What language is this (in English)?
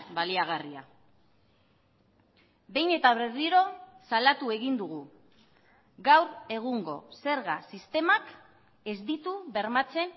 Basque